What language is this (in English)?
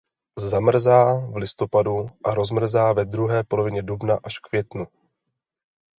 Czech